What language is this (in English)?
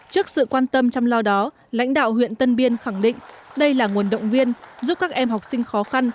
Vietnamese